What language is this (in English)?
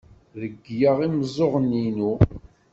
Kabyle